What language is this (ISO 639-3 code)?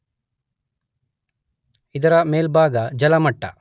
kan